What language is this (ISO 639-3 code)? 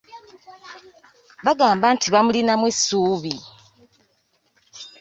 lug